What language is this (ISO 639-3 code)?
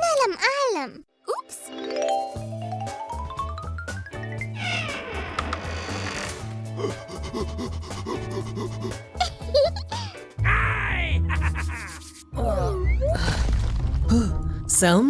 ara